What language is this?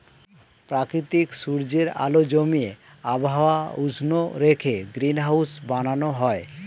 Bangla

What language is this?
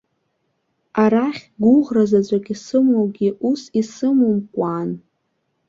Abkhazian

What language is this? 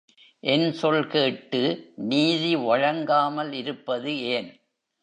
Tamil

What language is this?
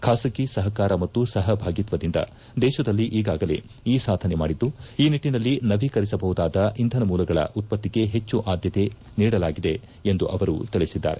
Kannada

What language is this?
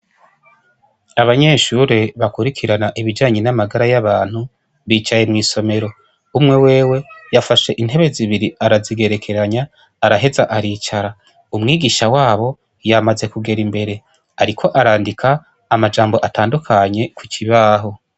Rundi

